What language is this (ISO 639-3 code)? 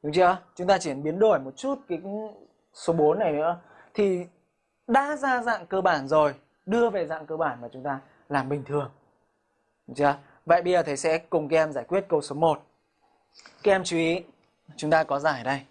vie